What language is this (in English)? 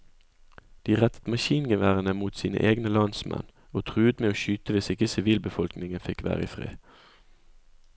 Norwegian